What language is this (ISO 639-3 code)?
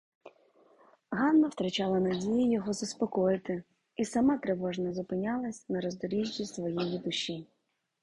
ukr